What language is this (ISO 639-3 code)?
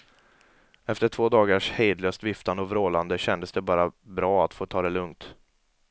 swe